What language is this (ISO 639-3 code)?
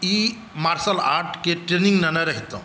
mai